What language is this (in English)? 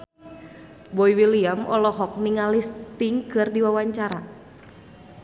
Sundanese